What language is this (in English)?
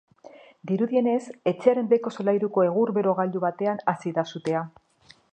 Basque